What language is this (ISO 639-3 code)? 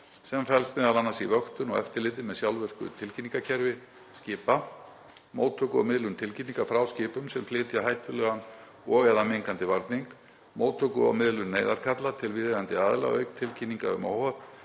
isl